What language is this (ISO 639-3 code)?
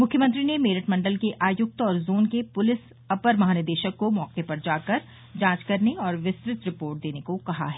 hin